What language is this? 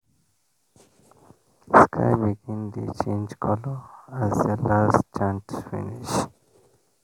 Nigerian Pidgin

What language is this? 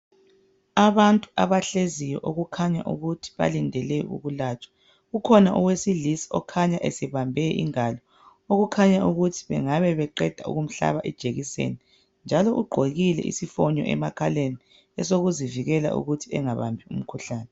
North Ndebele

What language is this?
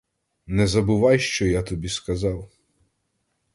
Ukrainian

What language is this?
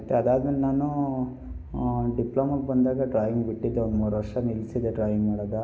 Kannada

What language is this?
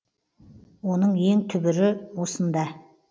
Kazakh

